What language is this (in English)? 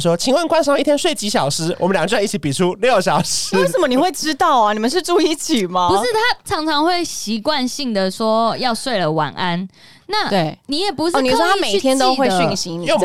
Chinese